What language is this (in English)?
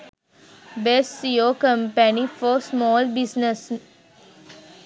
Sinhala